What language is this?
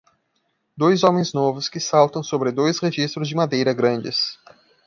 Portuguese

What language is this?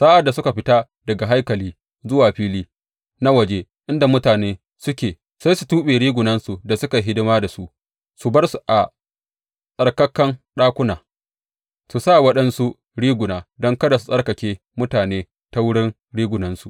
Hausa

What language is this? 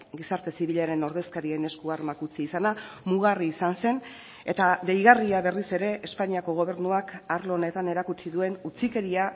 Basque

